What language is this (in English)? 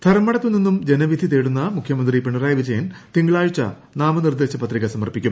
Malayalam